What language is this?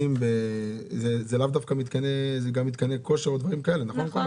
Hebrew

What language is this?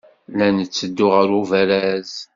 Kabyle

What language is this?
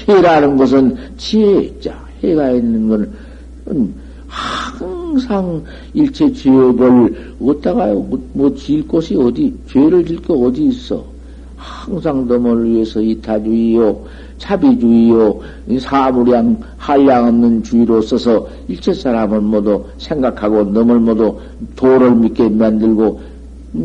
Korean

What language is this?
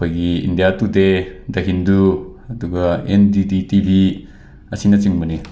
Manipuri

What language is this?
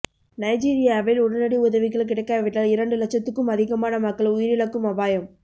Tamil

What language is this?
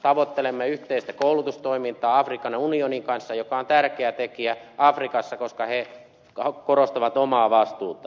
Finnish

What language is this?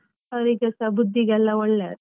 Kannada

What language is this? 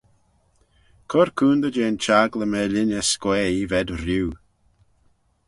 Manx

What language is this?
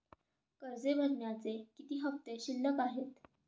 Marathi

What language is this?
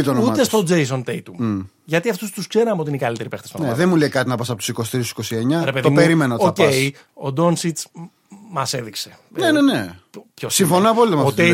Greek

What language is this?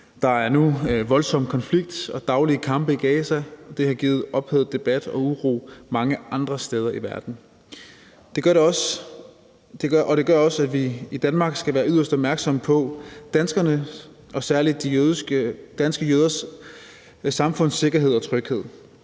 Danish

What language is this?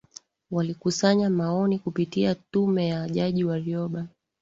Swahili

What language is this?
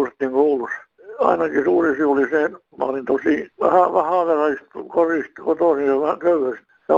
Finnish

